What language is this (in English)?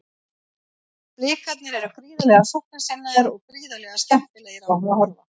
Icelandic